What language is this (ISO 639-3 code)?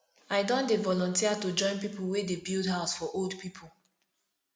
pcm